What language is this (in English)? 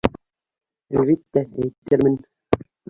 Bashkir